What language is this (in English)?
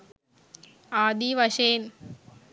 Sinhala